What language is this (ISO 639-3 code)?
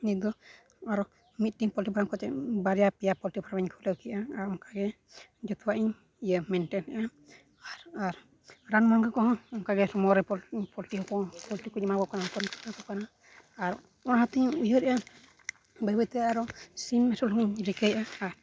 sat